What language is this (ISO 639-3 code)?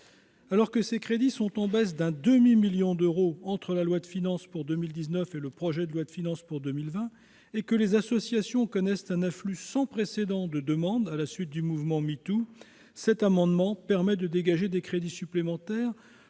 fra